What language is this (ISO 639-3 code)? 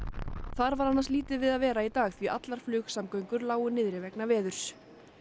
isl